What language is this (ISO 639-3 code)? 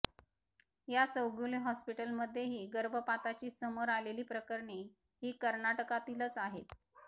mar